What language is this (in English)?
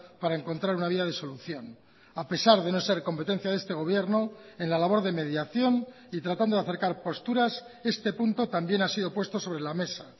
Spanish